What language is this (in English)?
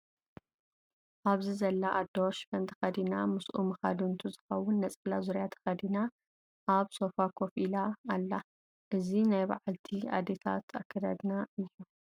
Tigrinya